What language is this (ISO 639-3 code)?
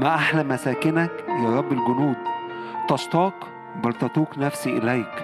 ara